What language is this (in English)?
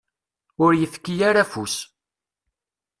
Kabyle